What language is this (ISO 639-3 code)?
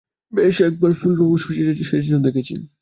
ben